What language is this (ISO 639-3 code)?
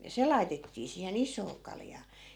fin